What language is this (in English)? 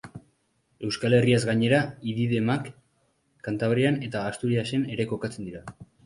Basque